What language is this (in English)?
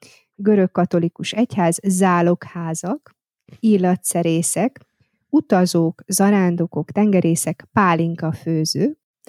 Hungarian